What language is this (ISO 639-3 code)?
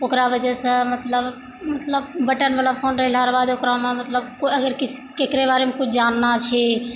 mai